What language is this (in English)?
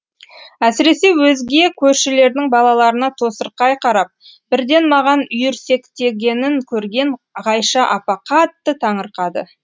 Kazakh